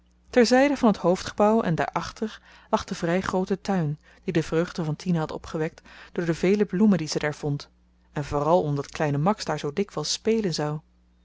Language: Dutch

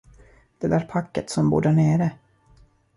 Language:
Swedish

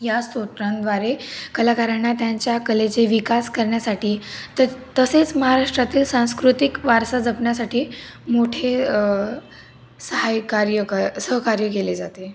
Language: Marathi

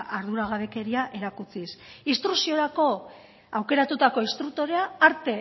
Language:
Basque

